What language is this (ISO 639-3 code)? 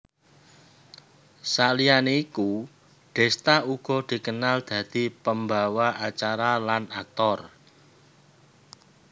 jav